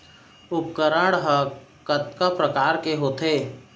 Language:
Chhattisgarhi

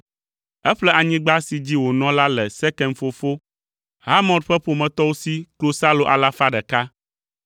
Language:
Ewe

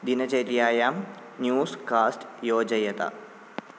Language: Sanskrit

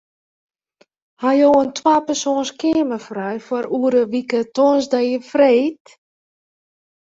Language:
Western Frisian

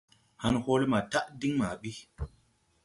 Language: Tupuri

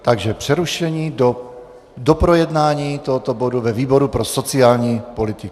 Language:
Czech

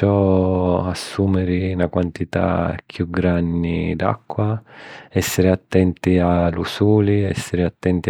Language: Sicilian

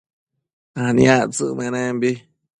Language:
Matsés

